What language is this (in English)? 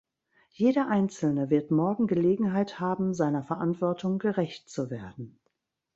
German